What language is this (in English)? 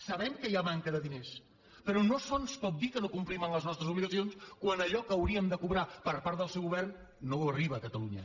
Catalan